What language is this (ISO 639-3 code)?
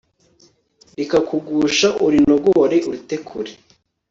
kin